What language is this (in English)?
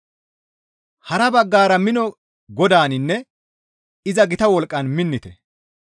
Gamo